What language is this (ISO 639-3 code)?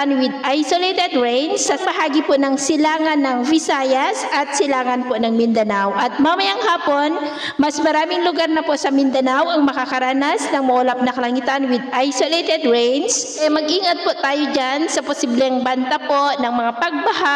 fil